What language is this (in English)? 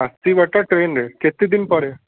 Odia